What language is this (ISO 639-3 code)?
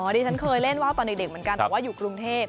tha